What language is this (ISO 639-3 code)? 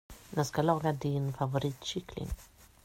swe